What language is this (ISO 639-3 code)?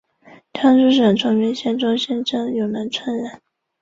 zho